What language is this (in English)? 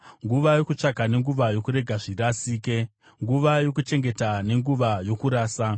Shona